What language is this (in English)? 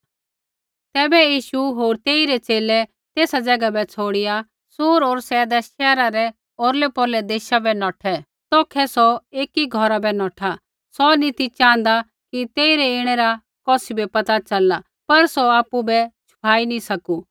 Kullu Pahari